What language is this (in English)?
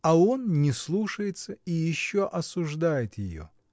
Russian